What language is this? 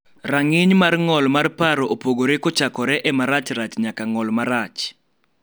Luo (Kenya and Tanzania)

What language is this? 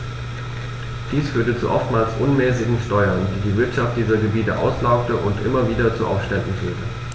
German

